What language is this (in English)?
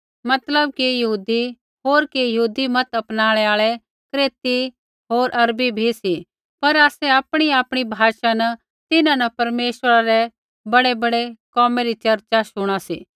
Kullu Pahari